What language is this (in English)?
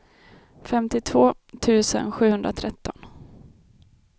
Swedish